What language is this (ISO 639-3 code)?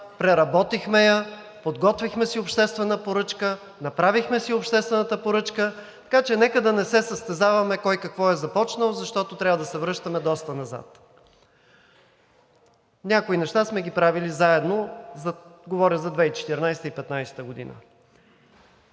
bul